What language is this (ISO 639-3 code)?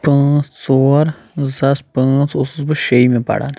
kas